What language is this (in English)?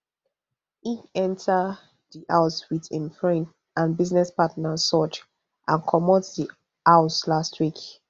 Nigerian Pidgin